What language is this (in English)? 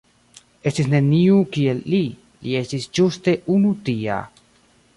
Esperanto